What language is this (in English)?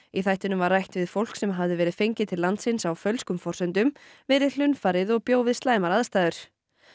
Icelandic